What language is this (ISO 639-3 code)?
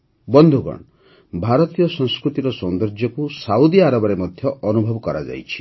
ori